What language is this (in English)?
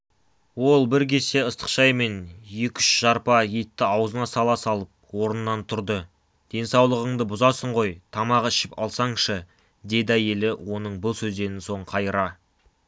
Kazakh